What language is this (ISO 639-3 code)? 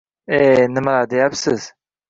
uzb